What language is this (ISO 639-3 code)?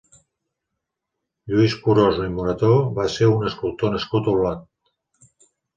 cat